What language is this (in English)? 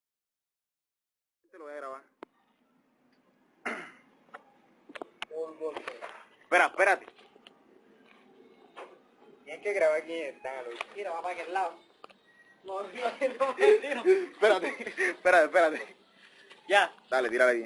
Spanish